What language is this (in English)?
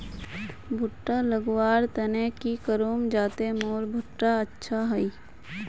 Magahi